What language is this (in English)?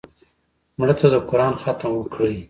Pashto